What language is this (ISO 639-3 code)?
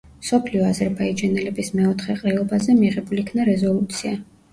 kat